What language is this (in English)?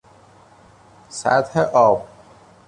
Persian